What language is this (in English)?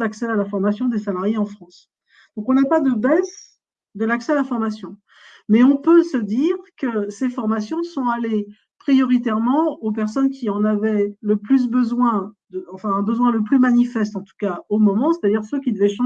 French